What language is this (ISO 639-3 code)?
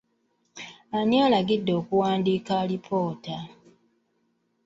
lug